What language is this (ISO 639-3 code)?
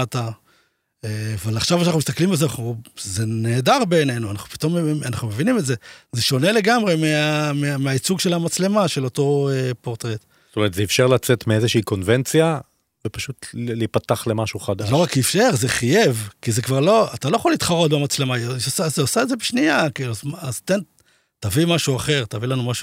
heb